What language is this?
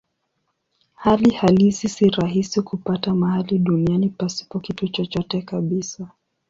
Swahili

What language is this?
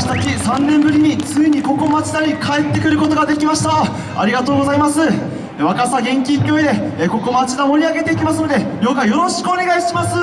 Japanese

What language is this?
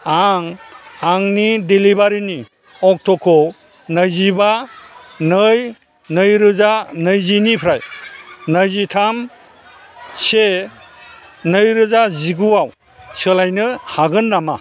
Bodo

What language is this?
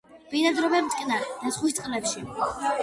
Georgian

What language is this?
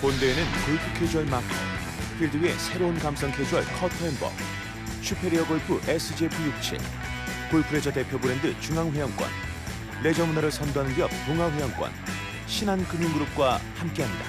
Korean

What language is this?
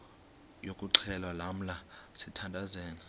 Xhosa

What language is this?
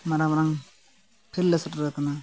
Santali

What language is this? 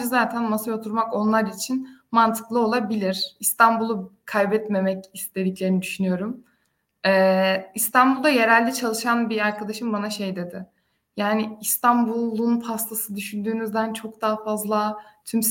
Turkish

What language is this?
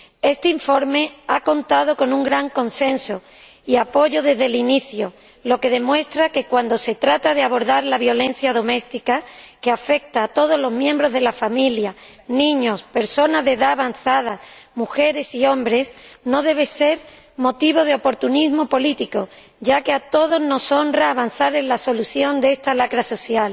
Spanish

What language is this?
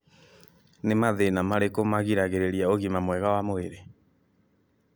Kikuyu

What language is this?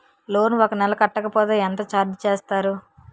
Telugu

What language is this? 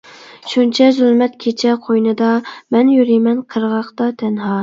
Uyghur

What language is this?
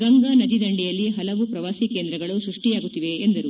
Kannada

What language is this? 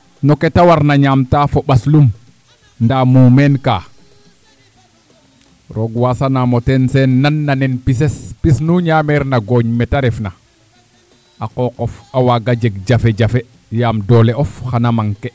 Serer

